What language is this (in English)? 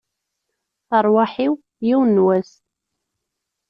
Kabyle